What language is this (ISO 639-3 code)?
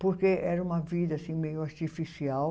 por